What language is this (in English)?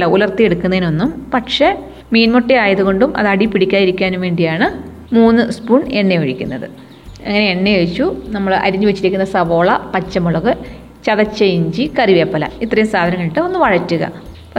Malayalam